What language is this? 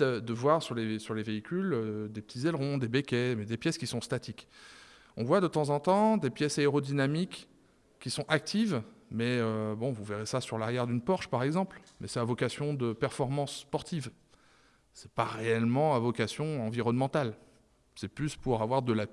French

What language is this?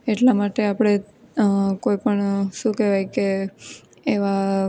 Gujarati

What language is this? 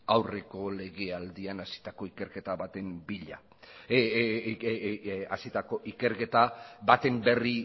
Basque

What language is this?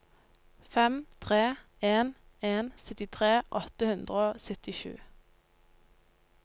Norwegian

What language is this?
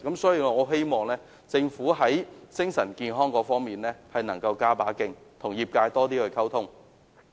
Cantonese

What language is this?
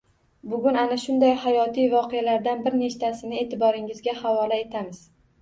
Uzbek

